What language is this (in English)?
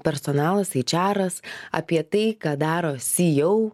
Lithuanian